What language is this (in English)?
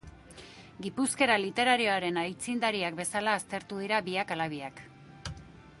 Basque